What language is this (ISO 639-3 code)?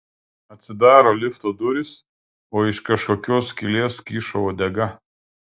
lit